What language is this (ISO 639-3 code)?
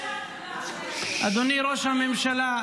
heb